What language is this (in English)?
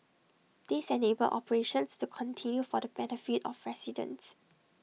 English